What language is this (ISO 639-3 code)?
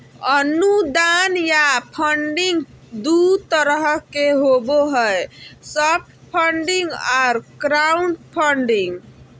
mag